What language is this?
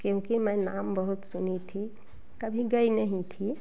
Hindi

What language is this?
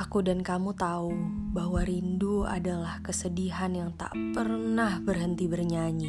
Indonesian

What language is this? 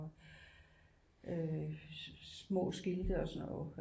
Danish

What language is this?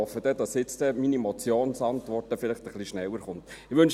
Swiss German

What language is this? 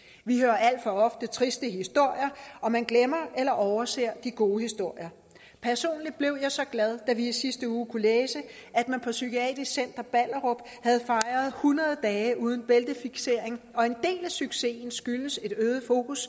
Danish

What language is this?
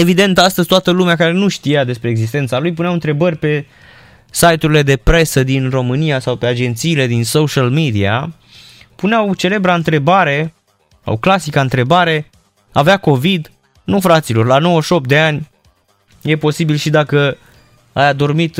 Romanian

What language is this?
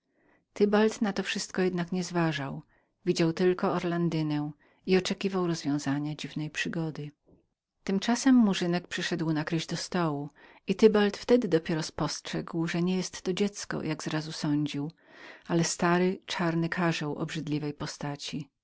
Polish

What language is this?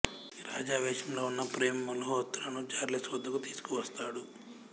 Telugu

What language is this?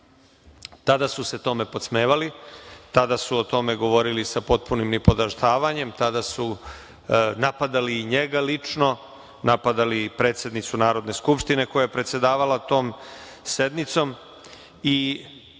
Serbian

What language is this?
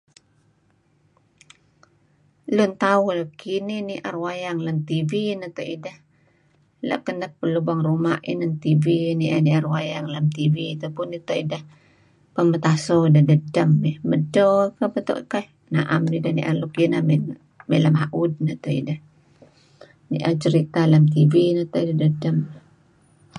Kelabit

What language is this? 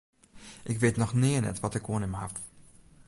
Western Frisian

